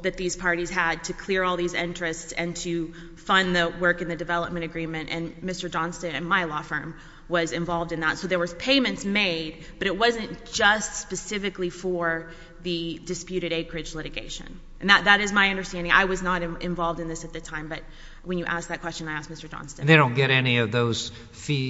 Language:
English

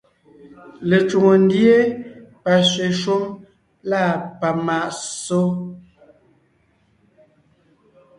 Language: Ngiemboon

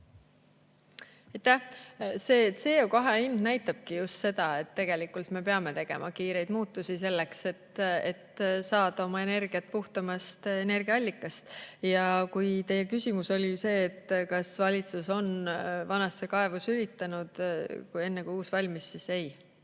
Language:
Estonian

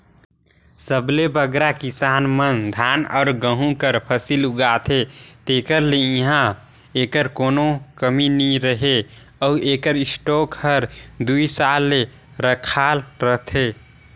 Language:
Chhattisgarhi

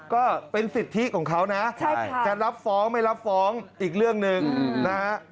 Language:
Thai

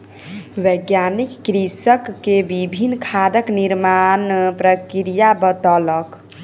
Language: Maithili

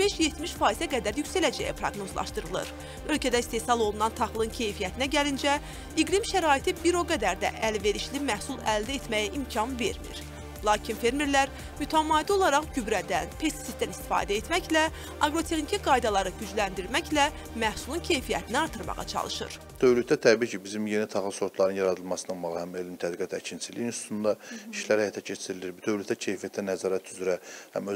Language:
Turkish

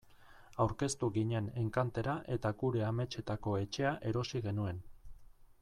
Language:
Basque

